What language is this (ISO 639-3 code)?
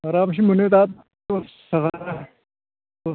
brx